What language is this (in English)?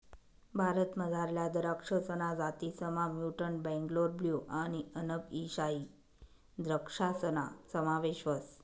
Marathi